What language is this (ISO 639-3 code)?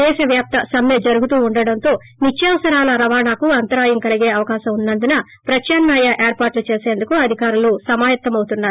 tel